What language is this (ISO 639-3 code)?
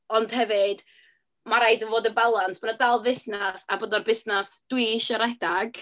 cym